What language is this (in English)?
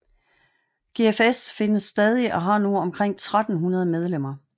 Danish